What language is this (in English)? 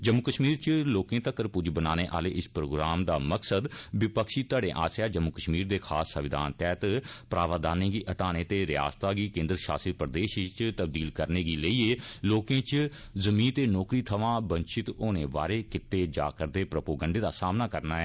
Dogri